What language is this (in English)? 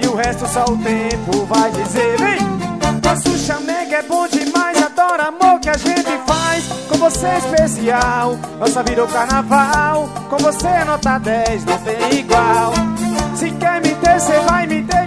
Portuguese